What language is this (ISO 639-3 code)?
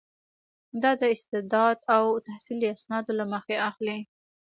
pus